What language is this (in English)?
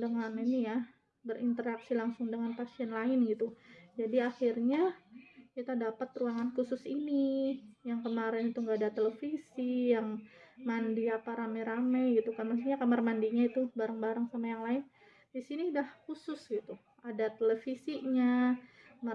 Indonesian